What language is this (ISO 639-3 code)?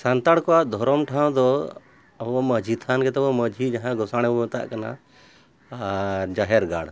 sat